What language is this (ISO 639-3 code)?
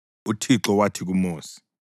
nde